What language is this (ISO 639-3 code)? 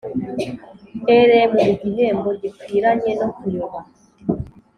kin